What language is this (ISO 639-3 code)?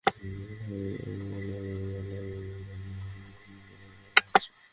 ben